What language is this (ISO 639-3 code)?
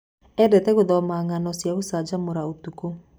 kik